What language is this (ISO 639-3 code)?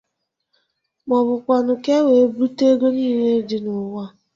ibo